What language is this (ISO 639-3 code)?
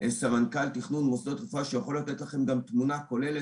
heb